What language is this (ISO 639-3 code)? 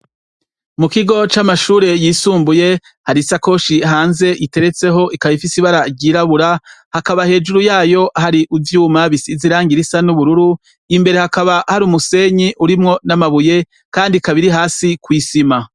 run